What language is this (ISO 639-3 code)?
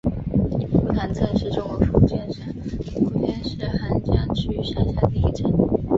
zho